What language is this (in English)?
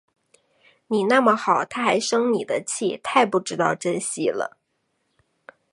Chinese